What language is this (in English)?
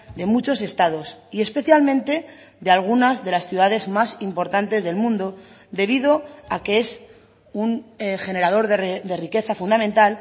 Spanish